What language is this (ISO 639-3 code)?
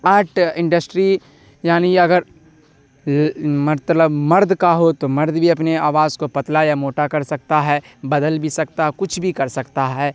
urd